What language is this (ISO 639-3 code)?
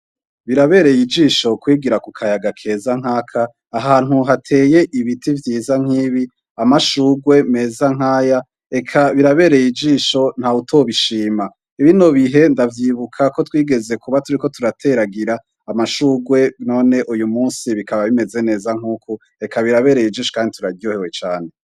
run